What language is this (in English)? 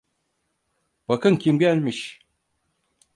Turkish